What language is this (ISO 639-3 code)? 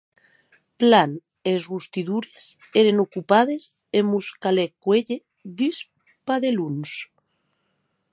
oci